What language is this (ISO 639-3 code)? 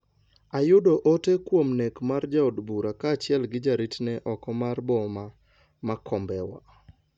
luo